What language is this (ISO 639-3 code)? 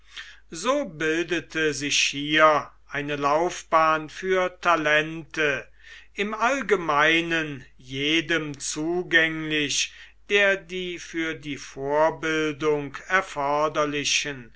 deu